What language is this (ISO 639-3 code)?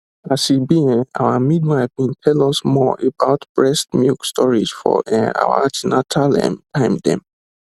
pcm